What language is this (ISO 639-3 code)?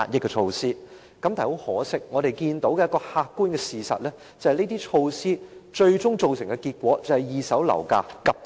yue